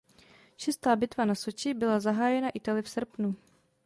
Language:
Czech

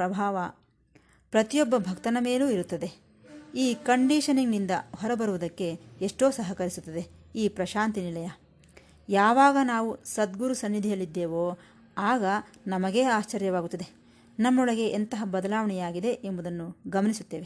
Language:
Kannada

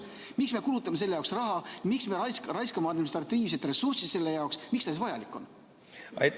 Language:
Estonian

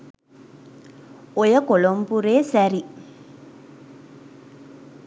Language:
Sinhala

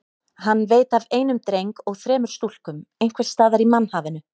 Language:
Icelandic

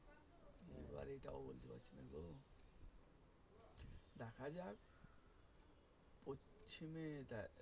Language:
Bangla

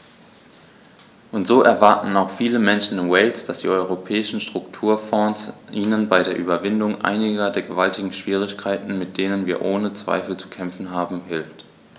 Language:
German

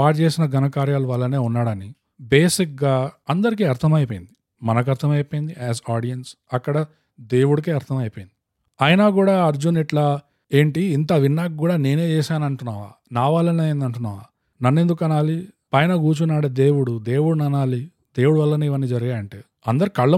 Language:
Telugu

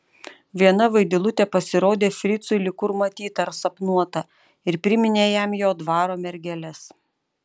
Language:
Lithuanian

